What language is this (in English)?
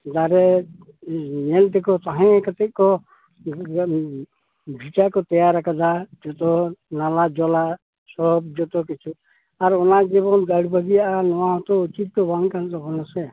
Santali